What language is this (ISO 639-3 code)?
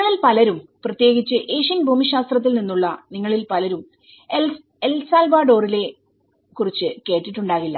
mal